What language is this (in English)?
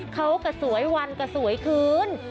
Thai